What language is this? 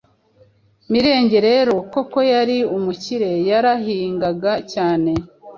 Kinyarwanda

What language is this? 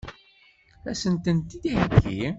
Kabyle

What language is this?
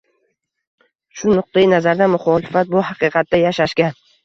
Uzbek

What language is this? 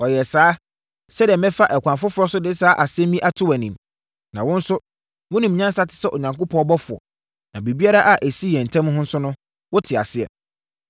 Akan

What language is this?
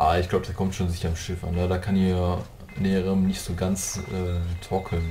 German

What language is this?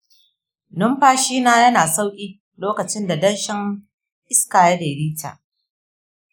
Hausa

